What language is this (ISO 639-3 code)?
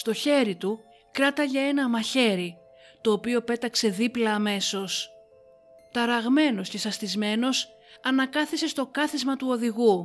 ell